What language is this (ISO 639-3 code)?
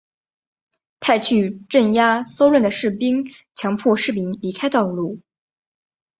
zho